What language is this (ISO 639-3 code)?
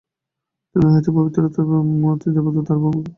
ben